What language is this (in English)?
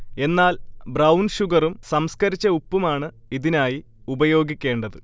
Malayalam